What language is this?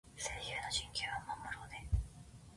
Japanese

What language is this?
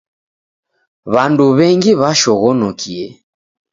Taita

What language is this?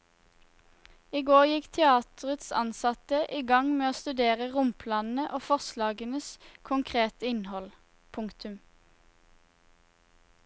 Norwegian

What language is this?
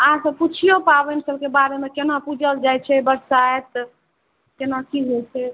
Maithili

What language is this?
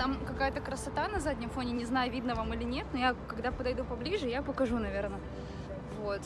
Russian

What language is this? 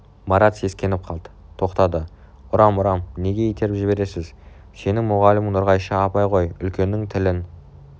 Kazakh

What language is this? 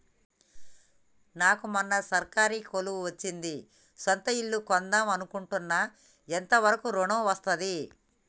Telugu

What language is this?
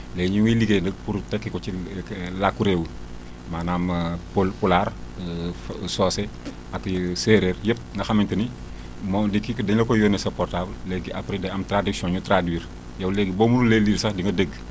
Wolof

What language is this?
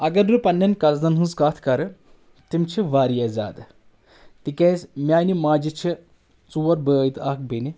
Kashmiri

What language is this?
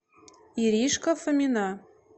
Russian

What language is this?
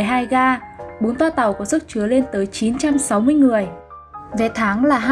Vietnamese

